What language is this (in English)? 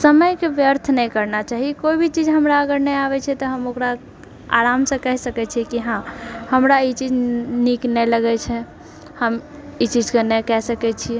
Maithili